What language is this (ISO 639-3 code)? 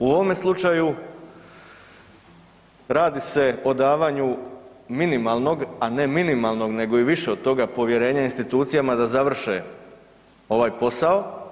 hrv